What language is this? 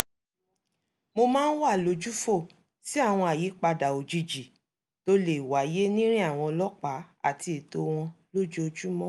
Yoruba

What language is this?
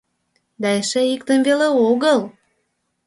Mari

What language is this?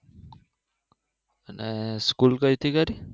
Gujarati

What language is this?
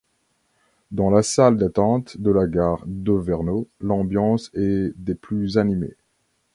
French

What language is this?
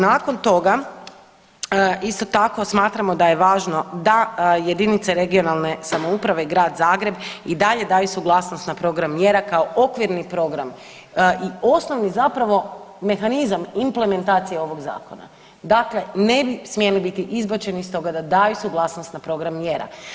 Croatian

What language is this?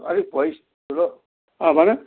Nepali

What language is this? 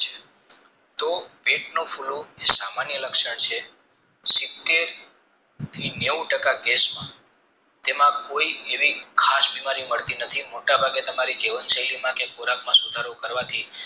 Gujarati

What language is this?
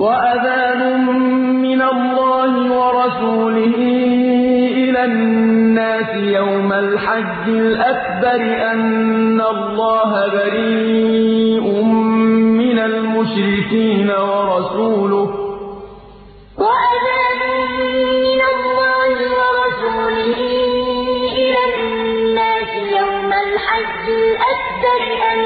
Arabic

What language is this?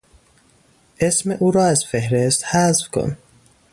Persian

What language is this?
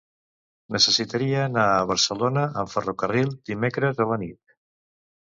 Catalan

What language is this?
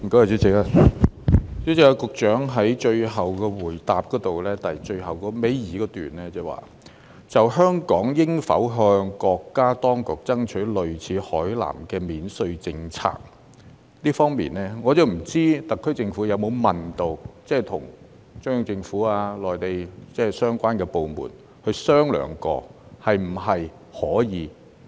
Cantonese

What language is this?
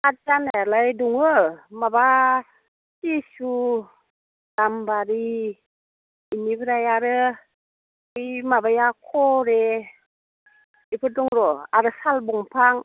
Bodo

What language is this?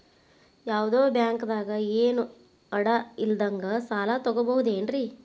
Kannada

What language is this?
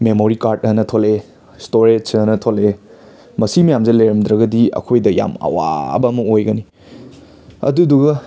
Manipuri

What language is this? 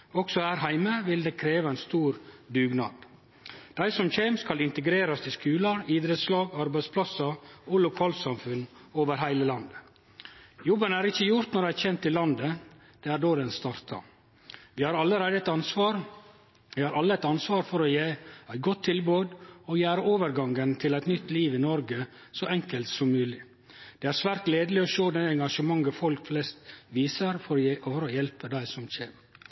Norwegian Nynorsk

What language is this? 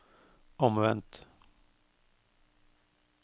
Norwegian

